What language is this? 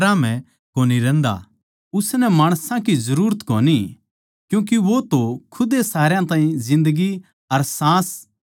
Haryanvi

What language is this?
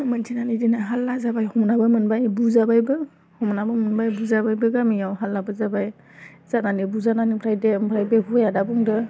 Bodo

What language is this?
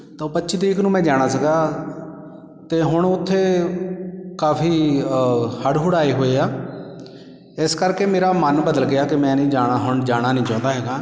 Punjabi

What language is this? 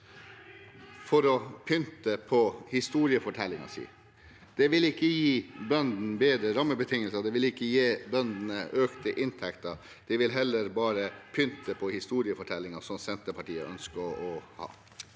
Norwegian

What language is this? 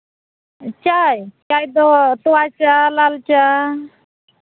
Santali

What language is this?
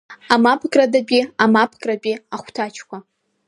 Abkhazian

